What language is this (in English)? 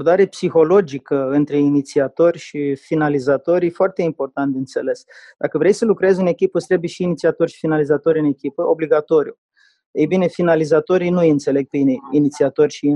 Romanian